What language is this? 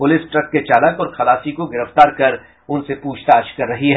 Hindi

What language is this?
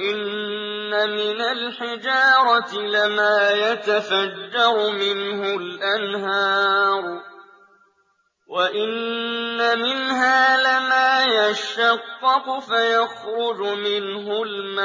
Arabic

